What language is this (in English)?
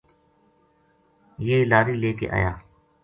Gujari